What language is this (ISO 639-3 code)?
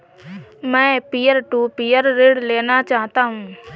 hin